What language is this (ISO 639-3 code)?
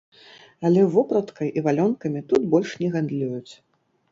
bel